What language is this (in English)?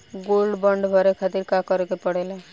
Bhojpuri